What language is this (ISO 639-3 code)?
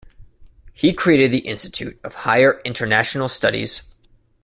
eng